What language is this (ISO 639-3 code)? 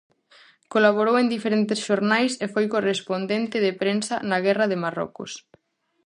glg